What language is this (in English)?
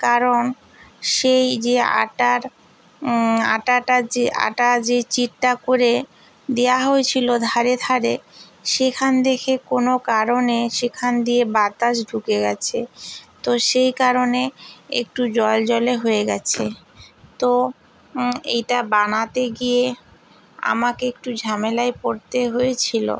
Bangla